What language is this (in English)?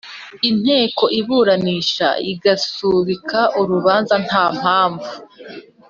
Kinyarwanda